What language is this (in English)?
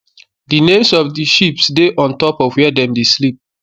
Nigerian Pidgin